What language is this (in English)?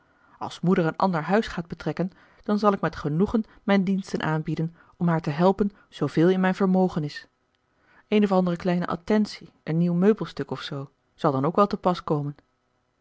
Dutch